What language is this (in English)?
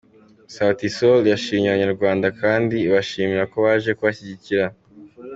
Kinyarwanda